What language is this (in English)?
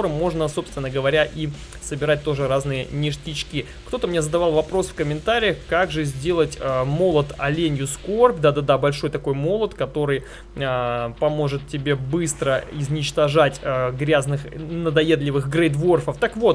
Russian